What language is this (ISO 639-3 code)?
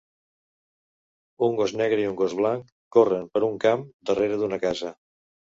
cat